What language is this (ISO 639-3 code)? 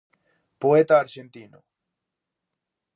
glg